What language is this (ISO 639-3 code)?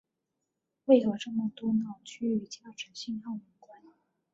zho